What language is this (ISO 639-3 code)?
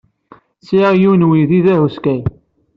kab